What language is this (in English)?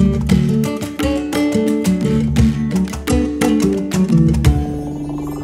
English